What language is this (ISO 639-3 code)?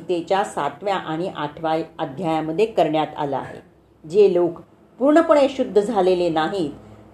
mar